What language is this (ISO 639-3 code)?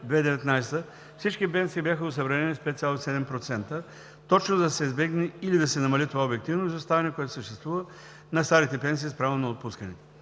bul